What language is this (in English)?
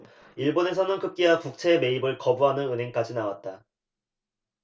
Korean